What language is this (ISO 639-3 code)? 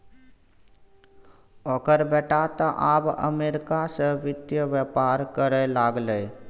mai